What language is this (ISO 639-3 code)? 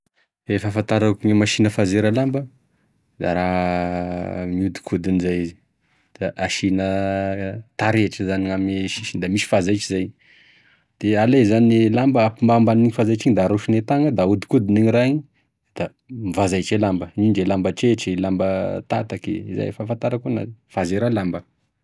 tkg